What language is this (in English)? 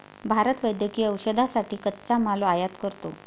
Marathi